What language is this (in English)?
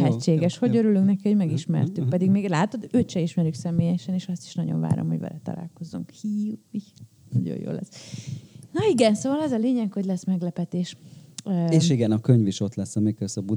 Hungarian